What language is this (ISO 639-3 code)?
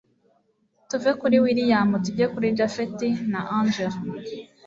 kin